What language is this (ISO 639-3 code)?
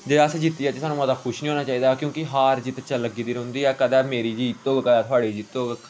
doi